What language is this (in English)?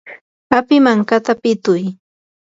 Yanahuanca Pasco Quechua